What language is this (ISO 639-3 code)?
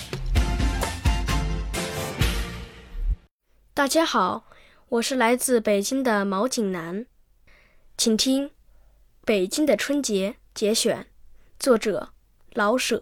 zho